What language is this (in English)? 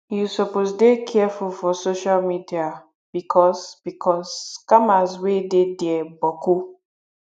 Nigerian Pidgin